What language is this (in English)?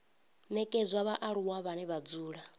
Venda